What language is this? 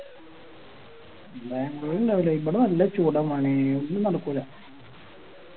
Malayalam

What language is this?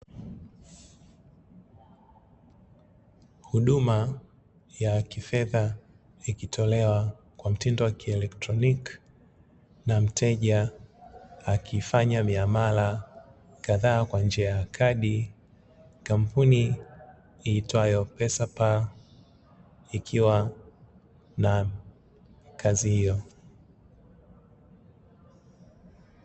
Swahili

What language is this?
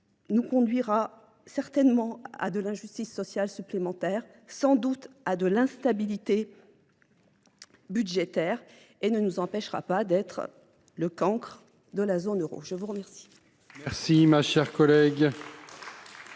French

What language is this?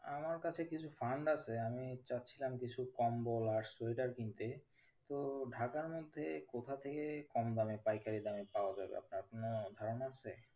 Bangla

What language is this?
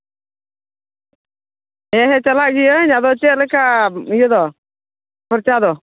Santali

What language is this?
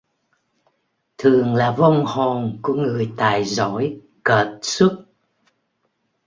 Vietnamese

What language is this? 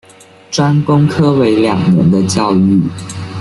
Chinese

